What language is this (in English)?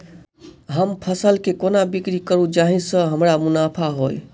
Maithili